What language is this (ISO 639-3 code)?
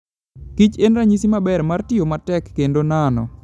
luo